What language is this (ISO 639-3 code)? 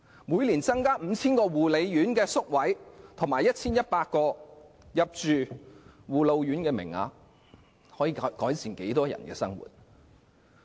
yue